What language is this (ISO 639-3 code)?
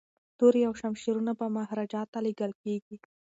pus